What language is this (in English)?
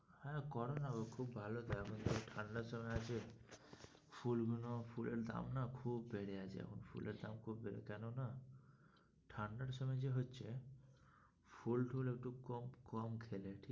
Bangla